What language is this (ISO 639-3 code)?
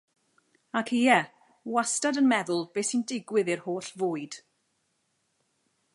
cym